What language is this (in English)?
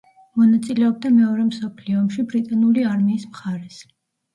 Georgian